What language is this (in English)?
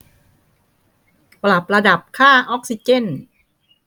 Thai